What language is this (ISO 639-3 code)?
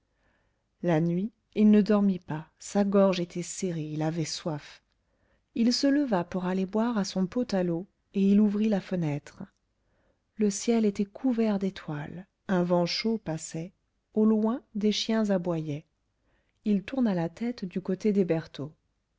fra